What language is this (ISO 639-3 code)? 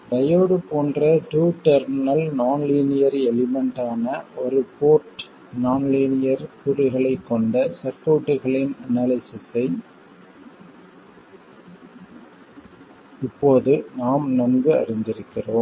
tam